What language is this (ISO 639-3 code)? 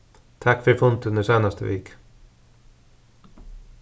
fao